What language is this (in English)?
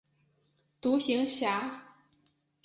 Chinese